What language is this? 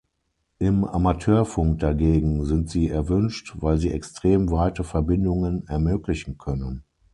German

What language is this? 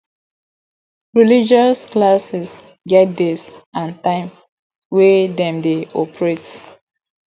Nigerian Pidgin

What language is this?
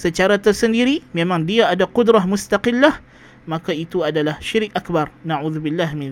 Malay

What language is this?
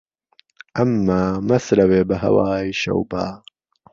Central Kurdish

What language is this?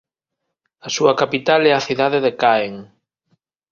Galician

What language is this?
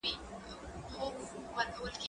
Pashto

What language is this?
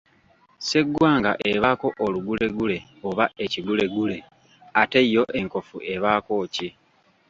Ganda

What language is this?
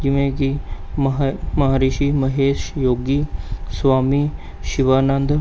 Punjabi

